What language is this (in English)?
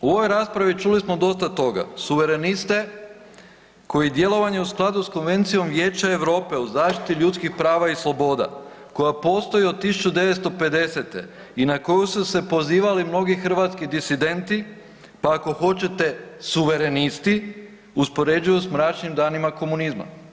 Croatian